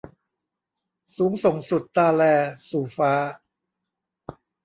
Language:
Thai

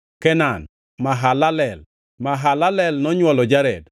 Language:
Luo (Kenya and Tanzania)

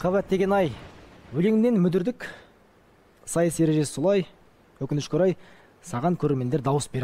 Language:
Turkish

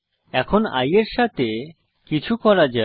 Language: Bangla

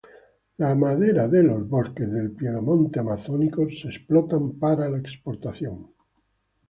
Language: Spanish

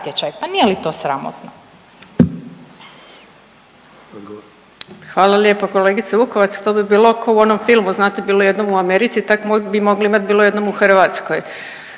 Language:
Croatian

